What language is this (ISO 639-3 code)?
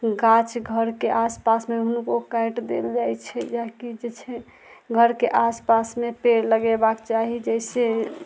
mai